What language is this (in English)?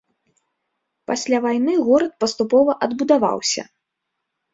Belarusian